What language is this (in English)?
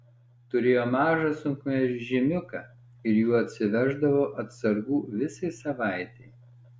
Lithuanian